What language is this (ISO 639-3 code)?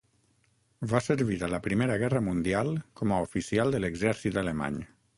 cat